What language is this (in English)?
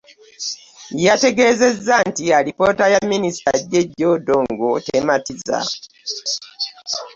Ganda